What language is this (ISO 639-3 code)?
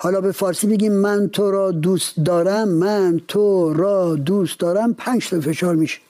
fas